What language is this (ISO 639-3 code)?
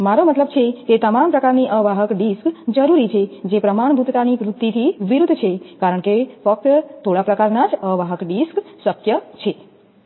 guj